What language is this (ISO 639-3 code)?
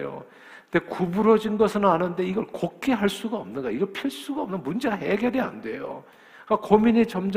kor